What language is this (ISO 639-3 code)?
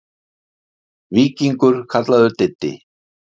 isl